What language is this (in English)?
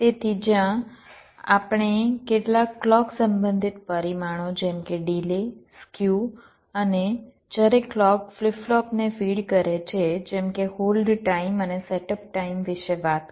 Gujarati